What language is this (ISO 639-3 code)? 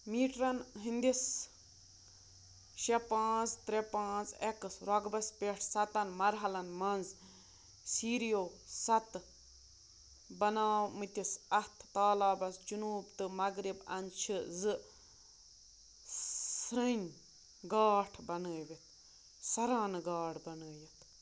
kas